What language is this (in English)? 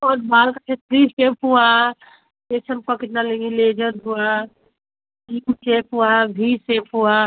Hindi